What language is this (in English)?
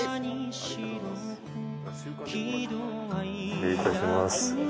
Japanese